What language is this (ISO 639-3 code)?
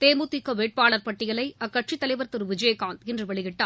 tam